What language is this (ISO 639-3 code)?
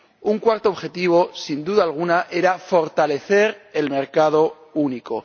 spa